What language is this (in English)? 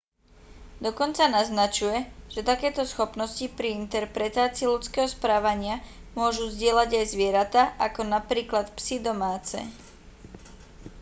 Slovak